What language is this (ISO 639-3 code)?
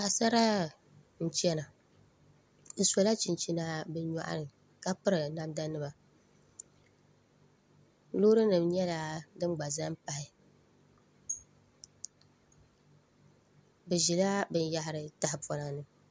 dag